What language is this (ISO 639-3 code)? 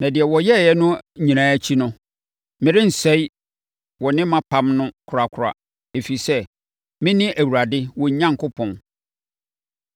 aka